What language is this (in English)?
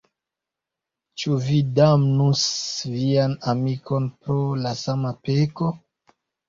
Esperanto